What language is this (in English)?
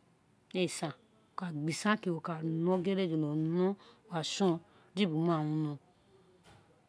Isekiri